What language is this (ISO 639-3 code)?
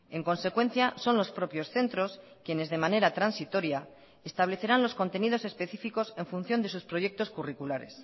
spa